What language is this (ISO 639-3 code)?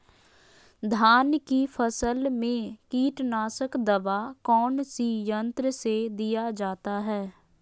mag